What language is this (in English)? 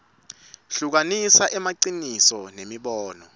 Swati